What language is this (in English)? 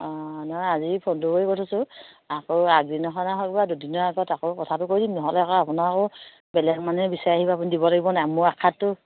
Assamese